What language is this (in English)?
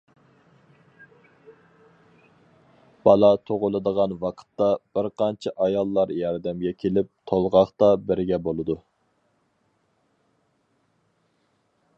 Uyghur